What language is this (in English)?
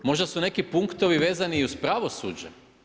Croatian